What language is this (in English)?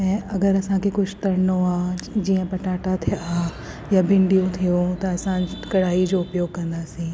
Sindhi